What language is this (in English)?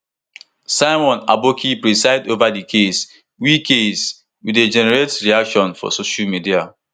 Nigerian Pidgin